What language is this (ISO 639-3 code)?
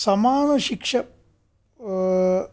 san